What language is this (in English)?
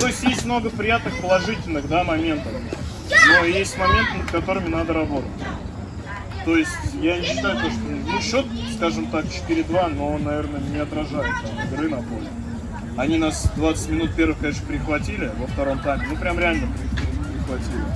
Russian